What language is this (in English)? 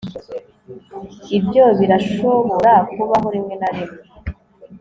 Kinyarwanda